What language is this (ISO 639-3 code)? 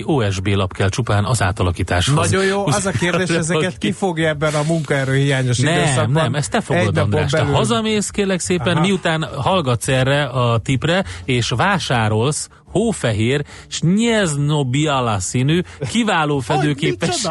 hun